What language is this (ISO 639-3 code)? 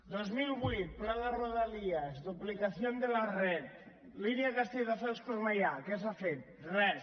cat